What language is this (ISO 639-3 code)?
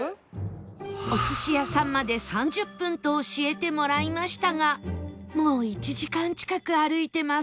jpn